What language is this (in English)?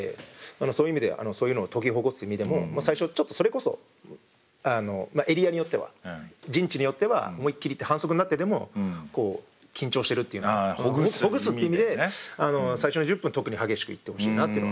Japanese